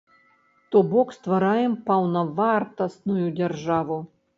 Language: Belarusian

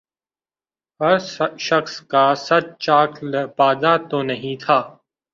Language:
Urdu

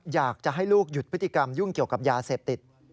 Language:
Thai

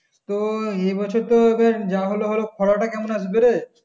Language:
Bangla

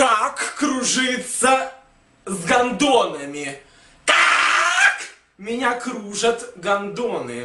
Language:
Russian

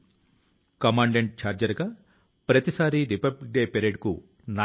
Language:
Telugu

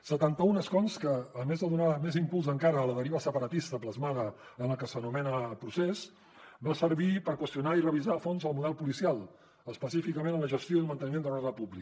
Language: Catalan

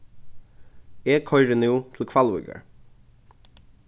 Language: Faroese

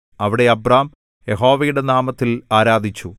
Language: Malayalam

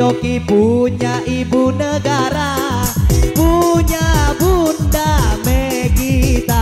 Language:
Indonesian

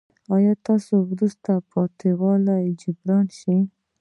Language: Pashto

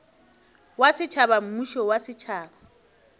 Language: Northern Sotho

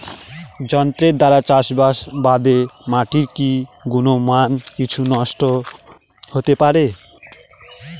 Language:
Bangla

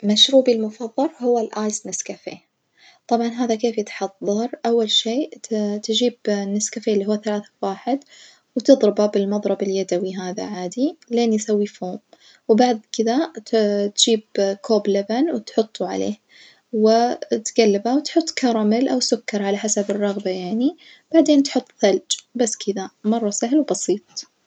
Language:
Najdi Arabic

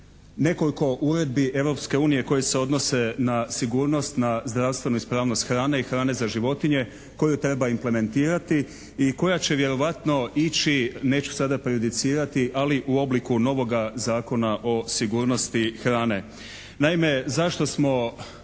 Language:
Croatian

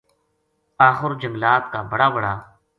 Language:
Gujari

